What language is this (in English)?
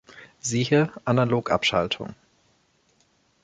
German